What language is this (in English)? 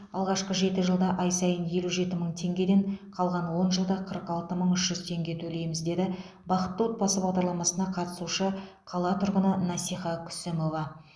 Kazakh